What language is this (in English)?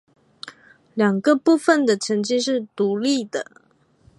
Chinese